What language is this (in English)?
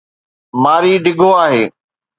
Sindhi